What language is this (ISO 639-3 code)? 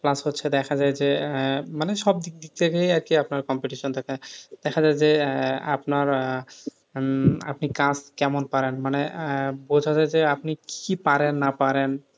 ben